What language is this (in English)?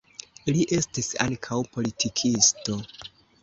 Esperanto